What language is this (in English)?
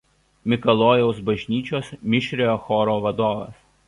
Lithuanian